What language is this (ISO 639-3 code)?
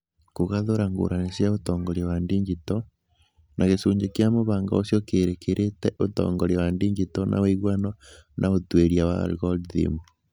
kik